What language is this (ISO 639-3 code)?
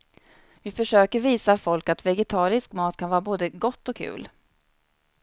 swe